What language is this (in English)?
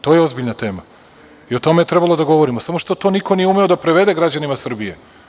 Serbian